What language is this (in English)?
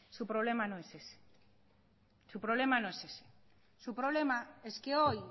Spanish